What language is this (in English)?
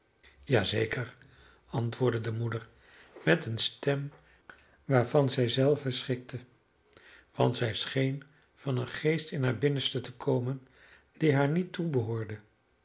Dutch